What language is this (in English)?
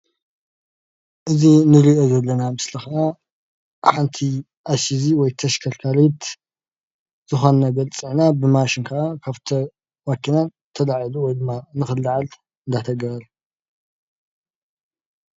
Tigrinya